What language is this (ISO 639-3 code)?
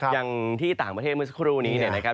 tha